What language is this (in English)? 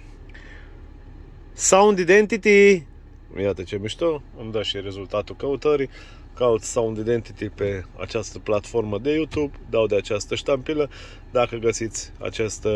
Romanian